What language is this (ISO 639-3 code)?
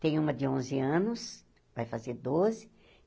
por